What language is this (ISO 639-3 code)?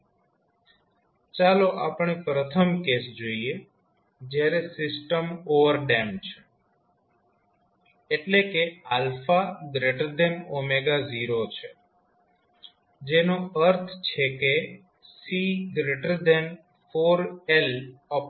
guj